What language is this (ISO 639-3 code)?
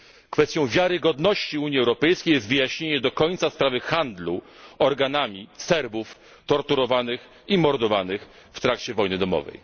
pol